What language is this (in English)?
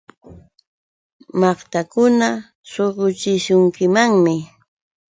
Yauyos Quechua